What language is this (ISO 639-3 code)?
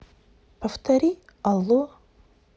rus